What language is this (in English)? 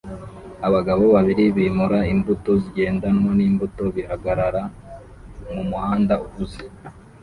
Kinyarwanda